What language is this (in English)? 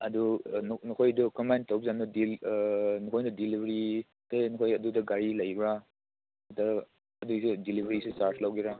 Manipuri